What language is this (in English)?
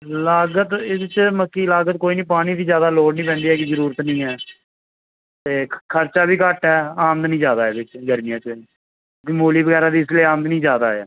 Punjabi